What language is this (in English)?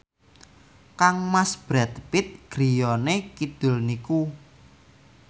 Javanese